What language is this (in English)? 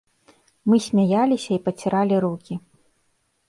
Belarusian